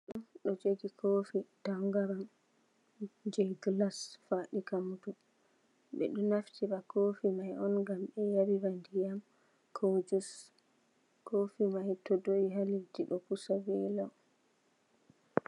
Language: Fula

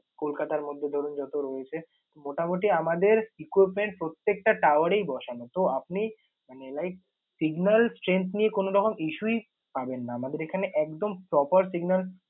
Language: Bangla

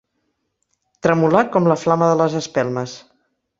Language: Catalan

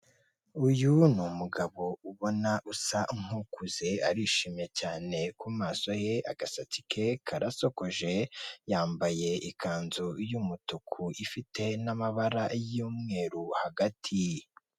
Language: Kinyarwanda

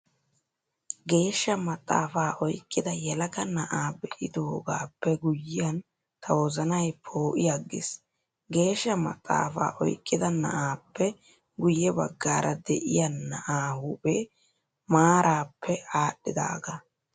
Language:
Wolaytta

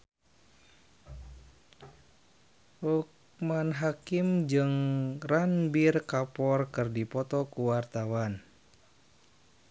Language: Sundanese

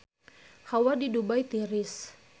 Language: Sundanese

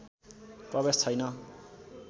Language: Nepali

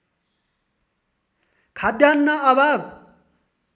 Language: Nepali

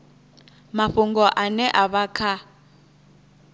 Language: Venda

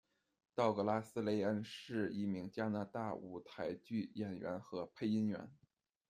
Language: Chinese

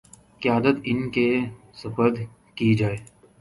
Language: Urdu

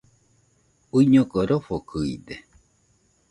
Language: Nüpode Huitoto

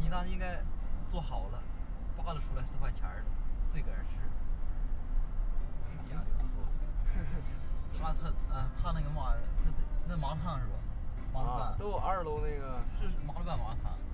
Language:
Chinese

